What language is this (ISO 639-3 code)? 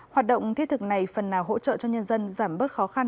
vie